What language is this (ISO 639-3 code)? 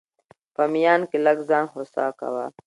pus